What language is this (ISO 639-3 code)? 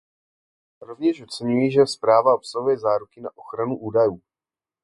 ces